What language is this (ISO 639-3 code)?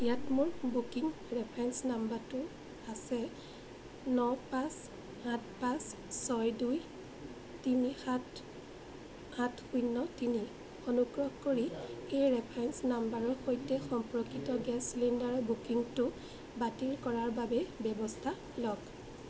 asm